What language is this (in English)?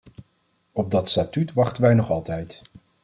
Dutch